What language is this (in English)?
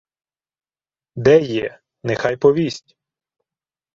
Ukrainian